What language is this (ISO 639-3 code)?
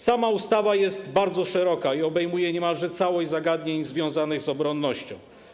pol